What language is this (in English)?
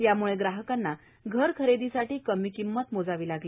Marathi